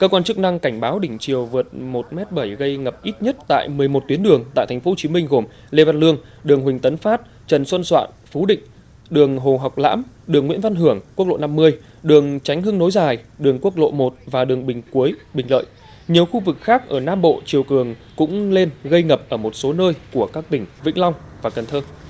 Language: Vietnamese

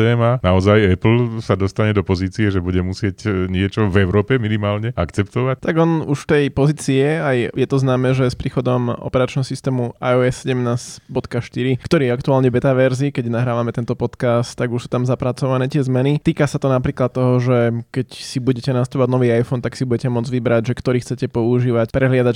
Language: Slovak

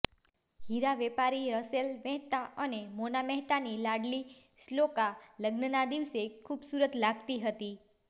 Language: Gujarati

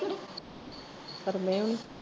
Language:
Punjabi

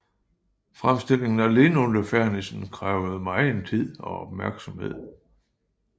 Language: Danish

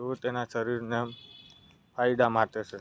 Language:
Gujarati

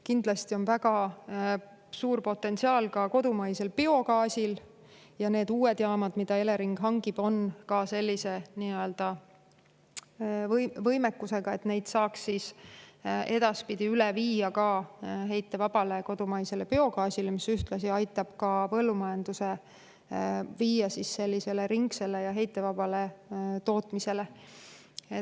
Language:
Estonian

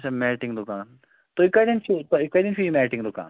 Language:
Kashmiri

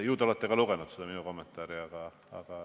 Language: Estonian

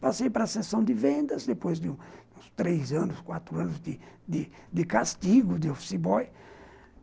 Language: Portuguese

